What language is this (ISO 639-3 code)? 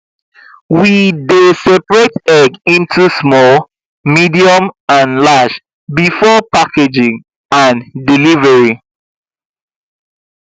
pcm